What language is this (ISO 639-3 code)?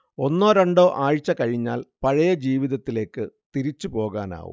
mal